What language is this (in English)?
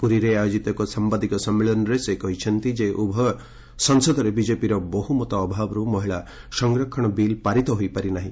Odia